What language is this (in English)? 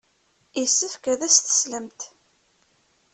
Kabyle